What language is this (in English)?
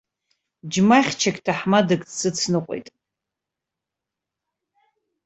Abkhazian